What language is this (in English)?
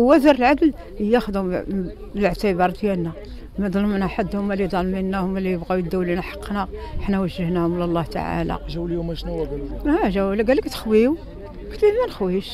Arabic